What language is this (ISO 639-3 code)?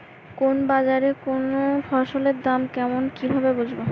ben